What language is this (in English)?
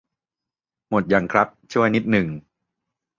Thai